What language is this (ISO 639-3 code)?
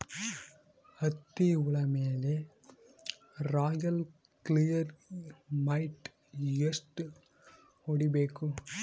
kan